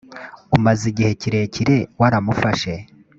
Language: Kinyarwanda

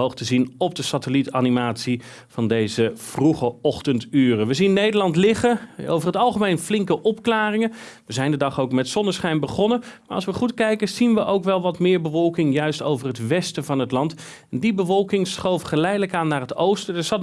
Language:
Dutch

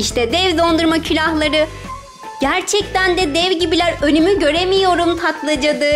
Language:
Turkish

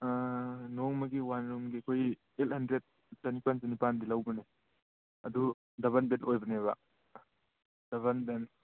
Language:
Manipuri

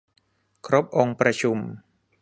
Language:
Thai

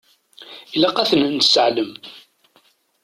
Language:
Kabyle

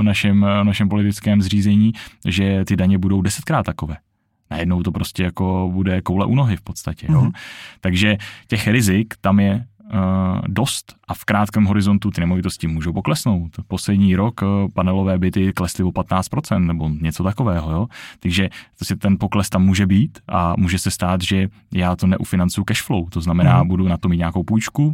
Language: Czech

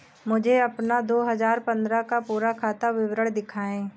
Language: Hindi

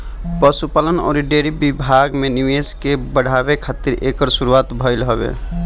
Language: Bhojpuri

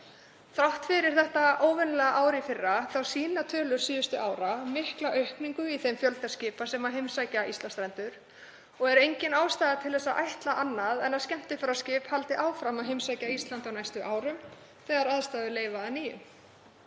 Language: Icelandic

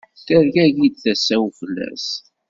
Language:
Kabyle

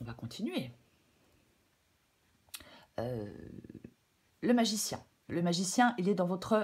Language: French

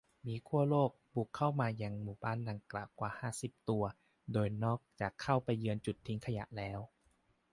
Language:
Thai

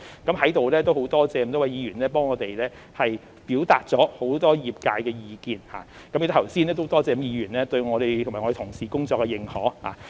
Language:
Cantonese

